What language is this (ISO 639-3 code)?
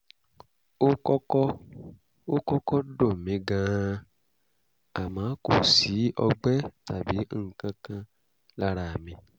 yor